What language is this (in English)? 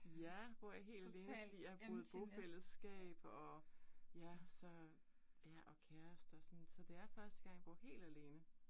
Danish